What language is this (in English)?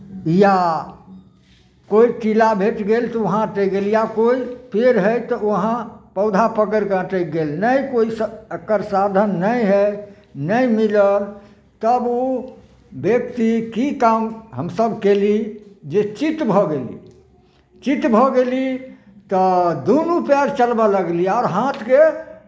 Maithili